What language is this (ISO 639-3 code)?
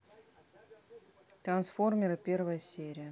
rus